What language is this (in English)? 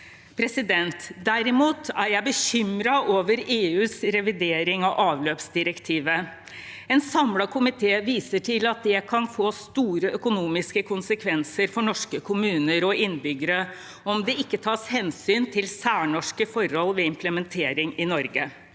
Norwegian